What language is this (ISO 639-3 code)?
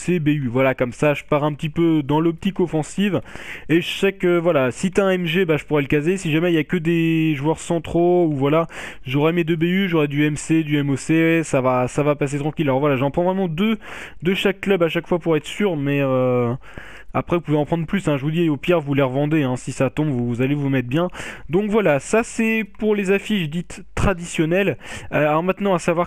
fra